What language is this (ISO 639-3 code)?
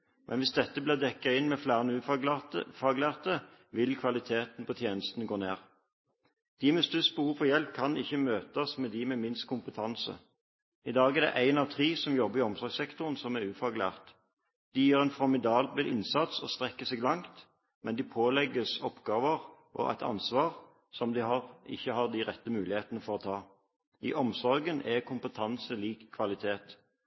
nob